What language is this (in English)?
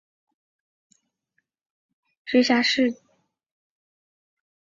Chinese